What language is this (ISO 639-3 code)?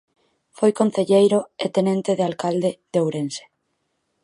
glg